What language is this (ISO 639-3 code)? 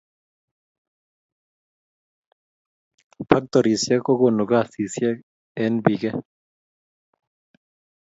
kln